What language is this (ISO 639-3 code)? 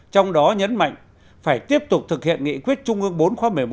vie